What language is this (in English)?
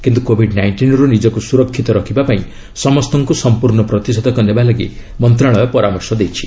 Odia